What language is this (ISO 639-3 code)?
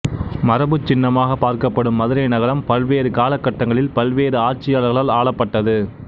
tam